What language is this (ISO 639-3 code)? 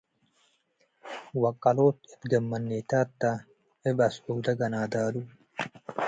tig